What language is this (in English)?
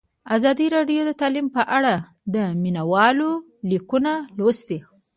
Pashto